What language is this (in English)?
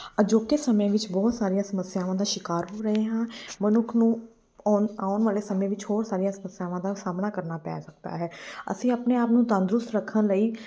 Punjabi